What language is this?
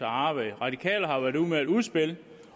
Danish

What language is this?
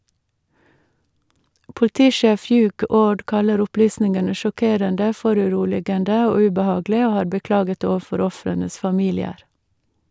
Norwegian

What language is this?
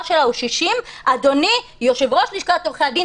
Hebrew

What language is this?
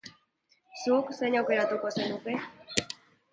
Basque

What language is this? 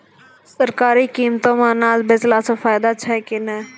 Maithili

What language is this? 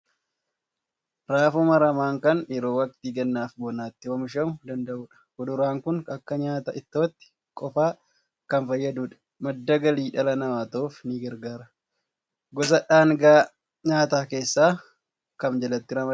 Oromo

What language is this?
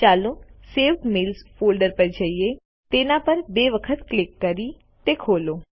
Gujarati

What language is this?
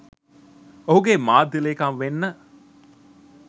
Sinhala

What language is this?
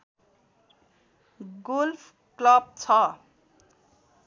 Nepali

